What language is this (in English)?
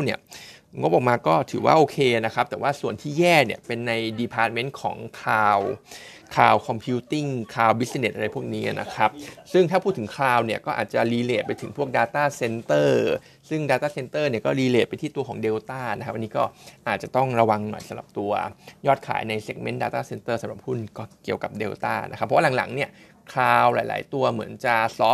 Thai